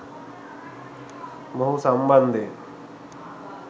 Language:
Sinhala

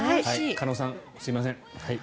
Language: Japanese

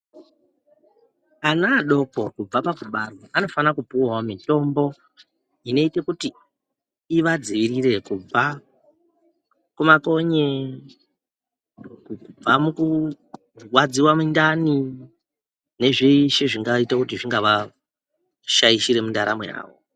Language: Ndau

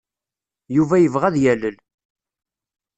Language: Kabyle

